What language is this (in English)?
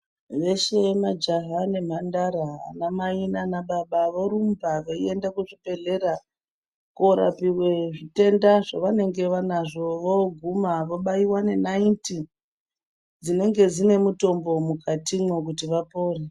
Ndau